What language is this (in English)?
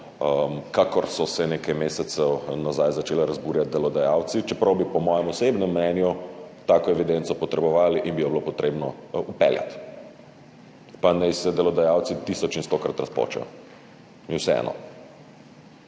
Slovenian